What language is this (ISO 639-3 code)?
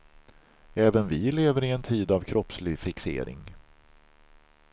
swe